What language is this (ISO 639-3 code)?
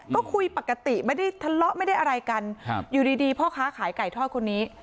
tha